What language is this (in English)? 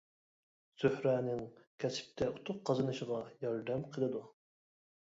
Uyghur